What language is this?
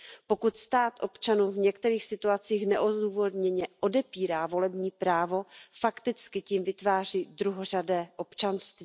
Czech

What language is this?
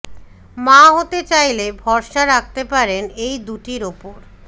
Bangla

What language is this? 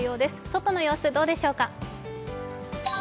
Japanese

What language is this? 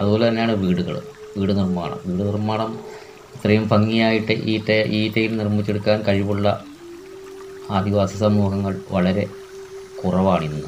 Malayalam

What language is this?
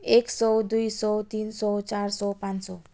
Nepali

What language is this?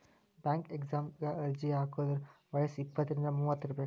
Kannada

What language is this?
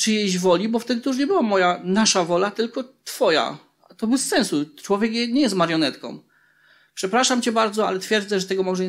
Polish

